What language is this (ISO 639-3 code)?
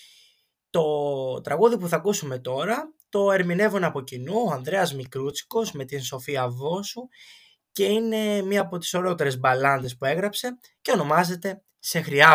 ell